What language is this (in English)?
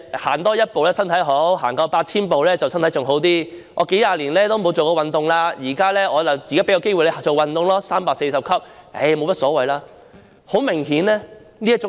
Cantonese